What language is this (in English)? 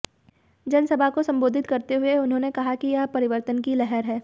Hindi